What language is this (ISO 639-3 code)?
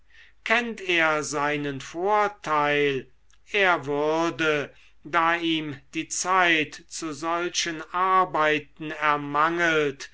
deu